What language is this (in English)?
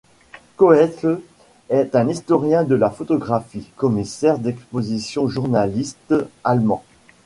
French